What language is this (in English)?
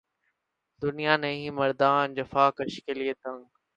Urdu